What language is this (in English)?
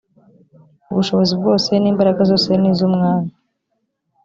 Kinyarwanda